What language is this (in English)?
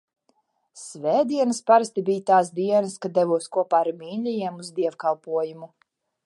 Latvian